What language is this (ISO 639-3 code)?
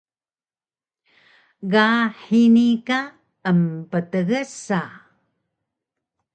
trv